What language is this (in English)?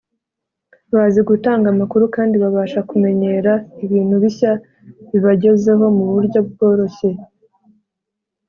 Kinyarwanda